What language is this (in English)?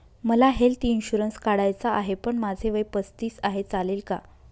Marathi